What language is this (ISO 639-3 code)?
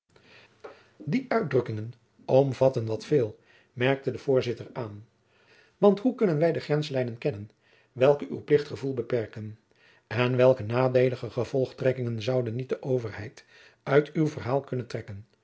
nld